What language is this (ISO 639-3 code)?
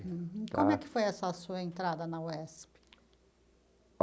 por